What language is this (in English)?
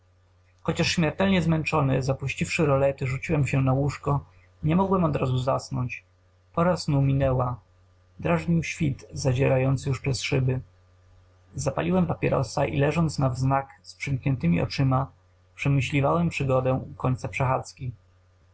Polish